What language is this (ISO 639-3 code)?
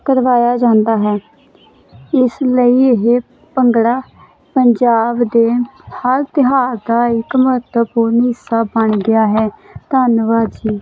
pan